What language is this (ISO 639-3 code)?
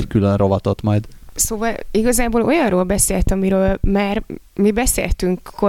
hun